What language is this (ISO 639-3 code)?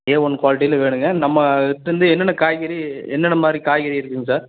tam